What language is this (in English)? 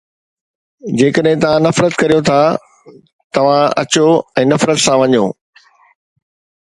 Sindhi